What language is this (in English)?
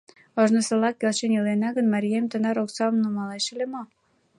Mari